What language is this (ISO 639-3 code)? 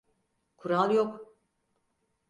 tur